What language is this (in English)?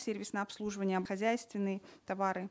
Kazakh